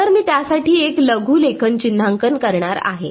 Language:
Marathi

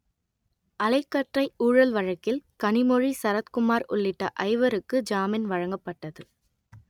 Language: Tamil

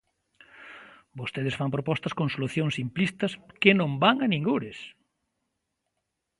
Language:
Galician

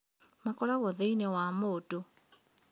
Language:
Kikuyu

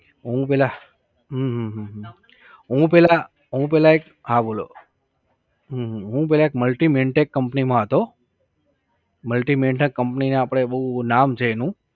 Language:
Gujarati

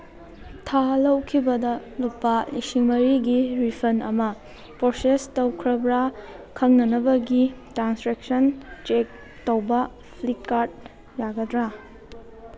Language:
Manipuri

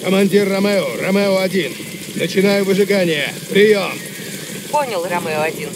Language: Russian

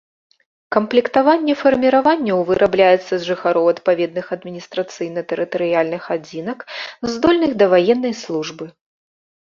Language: Belarusian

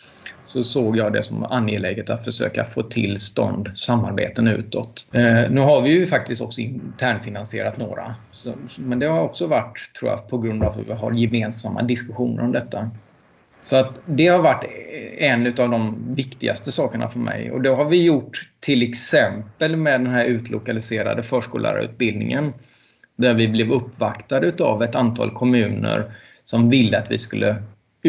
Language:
Swedish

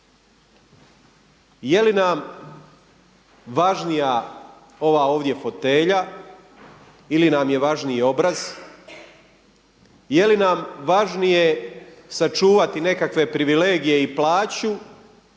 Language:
Croatian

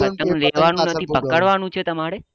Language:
Gujarati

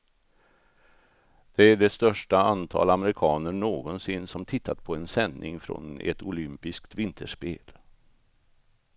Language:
Swedish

